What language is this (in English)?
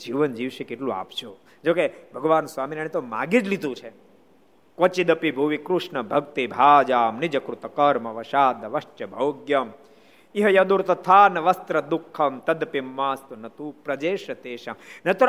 Gujarati